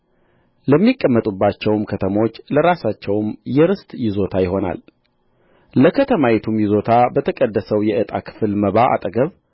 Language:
Amharic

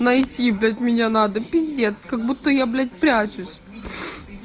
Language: Russian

